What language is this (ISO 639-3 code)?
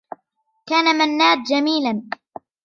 ara